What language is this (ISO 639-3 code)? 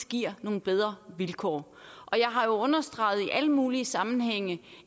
dan